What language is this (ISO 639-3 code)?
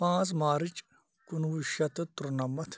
kas